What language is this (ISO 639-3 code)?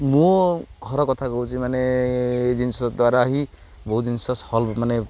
ori